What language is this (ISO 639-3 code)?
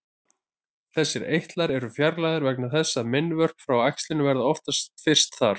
isl